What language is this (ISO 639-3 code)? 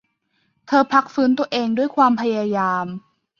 tha